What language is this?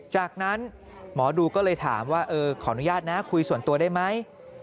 Thai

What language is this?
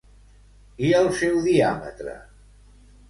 Catalan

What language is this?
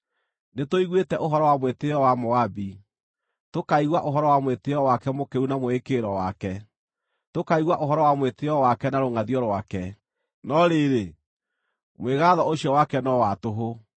Kikuyu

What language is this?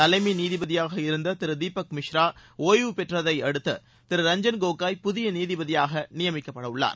Tamil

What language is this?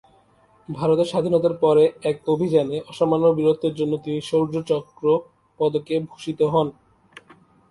Bangla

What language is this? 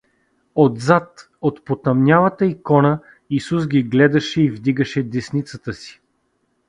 Bulgarian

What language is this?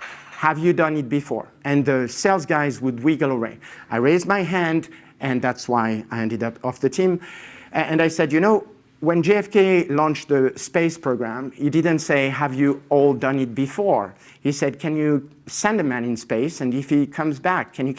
English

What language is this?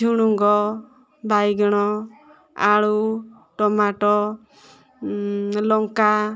Odia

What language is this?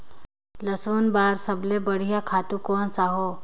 Chhattisgarhi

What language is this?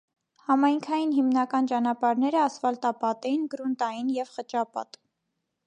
Armenian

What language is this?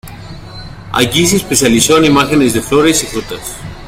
Spanish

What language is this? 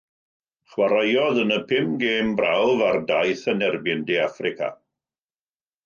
Welsh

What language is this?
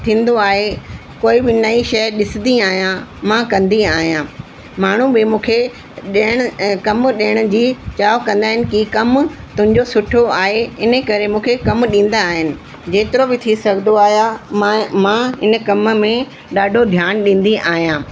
Sindhi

